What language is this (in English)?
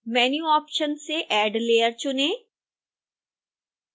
Hindi